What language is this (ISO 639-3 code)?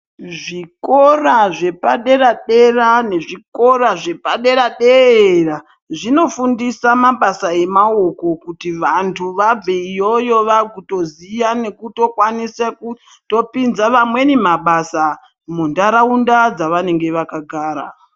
ndc